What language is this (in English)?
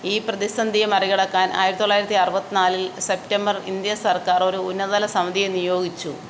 Malayalam